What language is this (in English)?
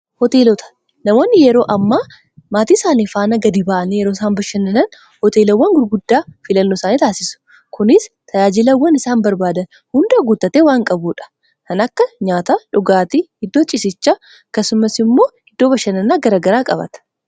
Oromo